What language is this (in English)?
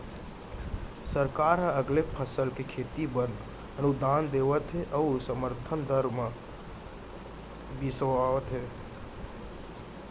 Chhattisgarhi